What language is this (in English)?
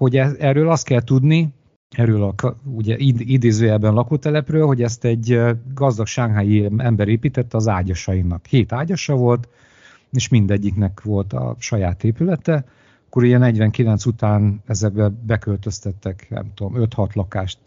Hungarian